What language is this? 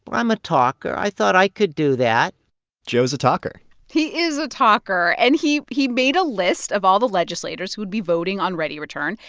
English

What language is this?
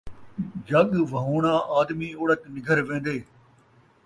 Saraiki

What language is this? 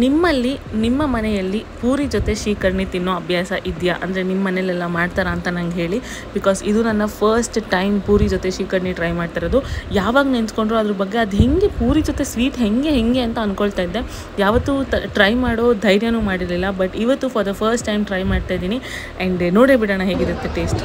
Kannada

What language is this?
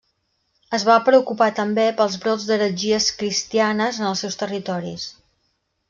Catalan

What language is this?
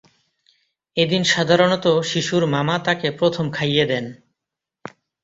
Bangla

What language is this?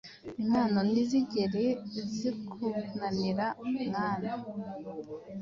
Kinyarwanda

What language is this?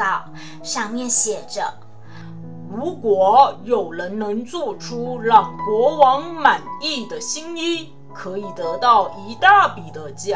Chinese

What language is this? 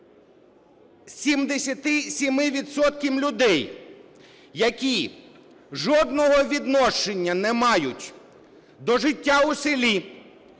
Ukrainian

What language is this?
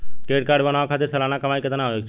Bhojpuri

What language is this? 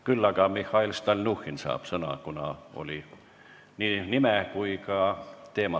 Estonian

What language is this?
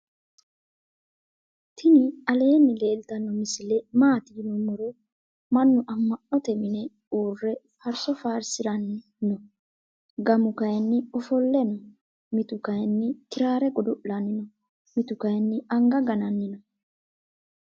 Sidamo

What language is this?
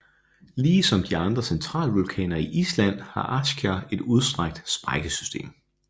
Danish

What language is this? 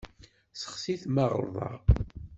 Kabyle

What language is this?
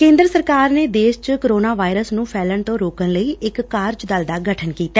Punjabi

